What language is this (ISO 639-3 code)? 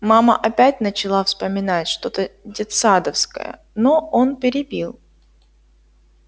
rus